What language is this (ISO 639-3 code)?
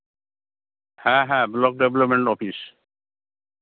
sat